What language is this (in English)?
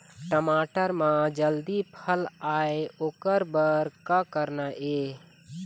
Chhattisgarhi